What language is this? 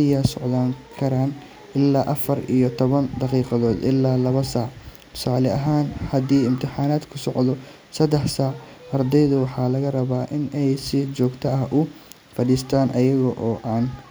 Somali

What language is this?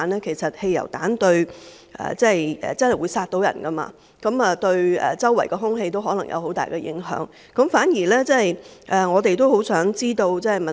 Cantonese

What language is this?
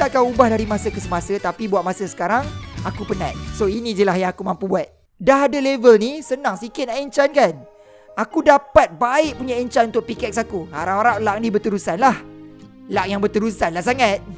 Malay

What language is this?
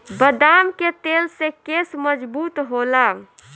Bhojpuri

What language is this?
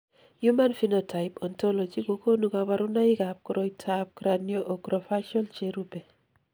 Kalenjin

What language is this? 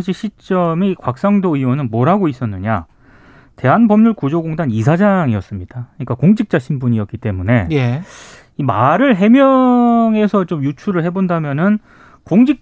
Korean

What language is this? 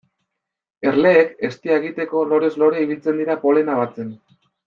Basque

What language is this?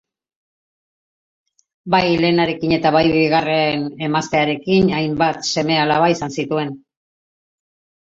Basque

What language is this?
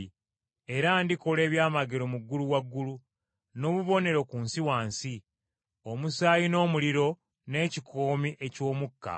Ganda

